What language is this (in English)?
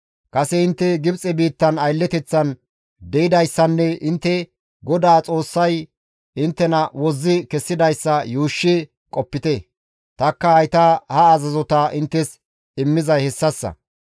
Gamo